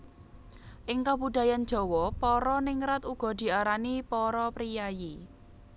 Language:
Javanese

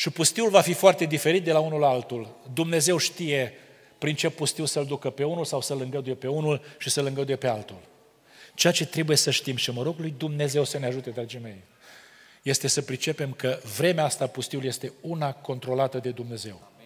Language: Romanian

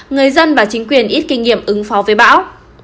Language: Vietnamese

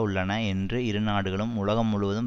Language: Tamil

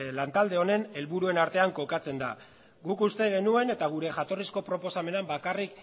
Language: Basque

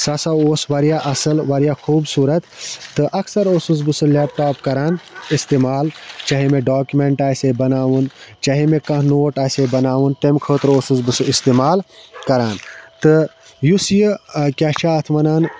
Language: Kashmiri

